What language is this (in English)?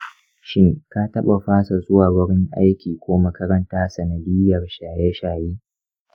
Hausa